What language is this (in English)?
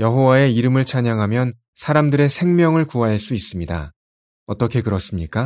Korean